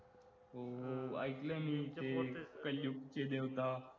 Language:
Marathi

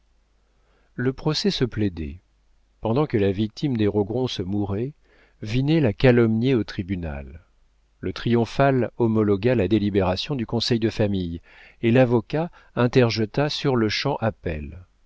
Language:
French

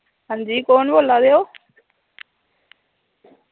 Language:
Dogri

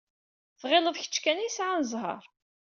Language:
Kabyle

